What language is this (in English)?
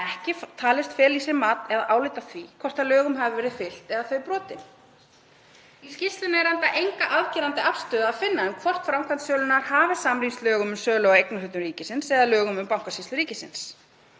Icelandic